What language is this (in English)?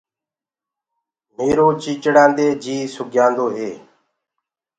Gurgula